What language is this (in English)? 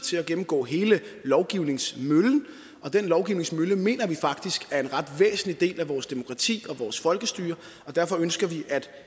Danish